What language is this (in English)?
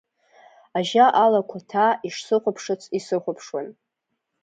Abkhazian